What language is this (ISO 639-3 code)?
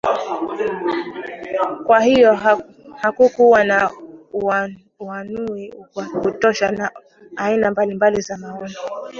swa